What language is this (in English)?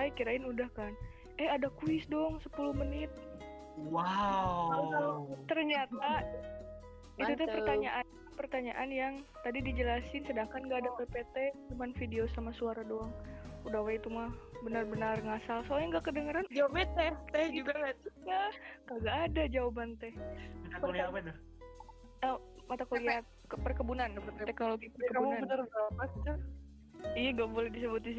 Indonesian